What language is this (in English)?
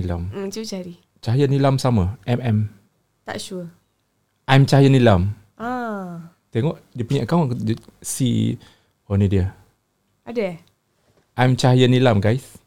Malay